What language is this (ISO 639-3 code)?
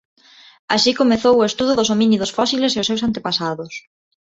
glg